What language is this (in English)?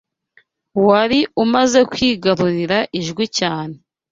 Kinyarwanda